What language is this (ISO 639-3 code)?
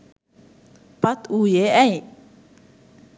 sin